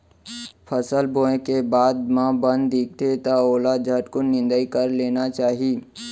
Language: Chhattisgarhi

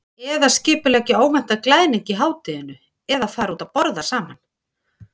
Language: Icelandic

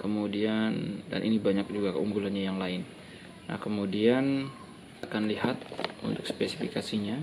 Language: Indonesian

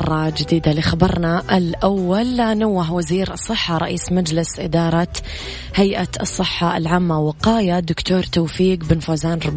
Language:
Arabic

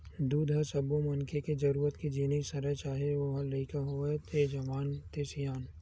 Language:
Chhattisgarhi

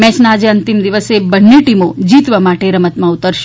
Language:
Gujarati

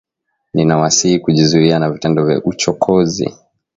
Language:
Swahili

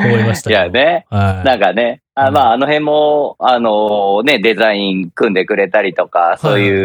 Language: Japanese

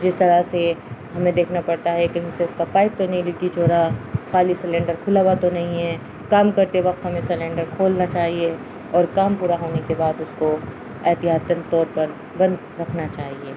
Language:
Urdu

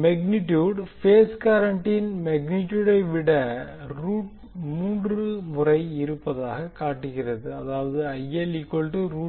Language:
Tamil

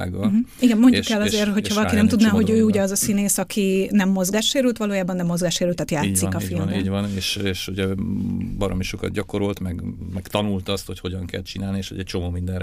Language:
Hungarian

